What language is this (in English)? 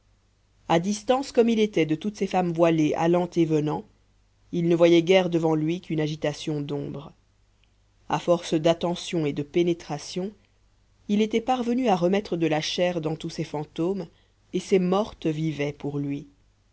French